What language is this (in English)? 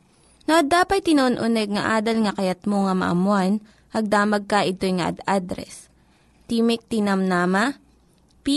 Filipino